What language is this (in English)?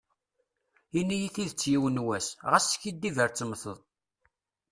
Kabyle